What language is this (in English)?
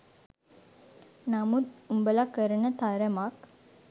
Sinhala